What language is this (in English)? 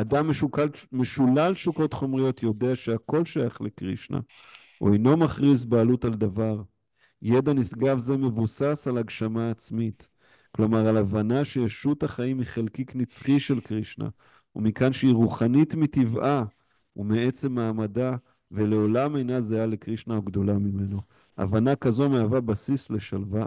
Hebrew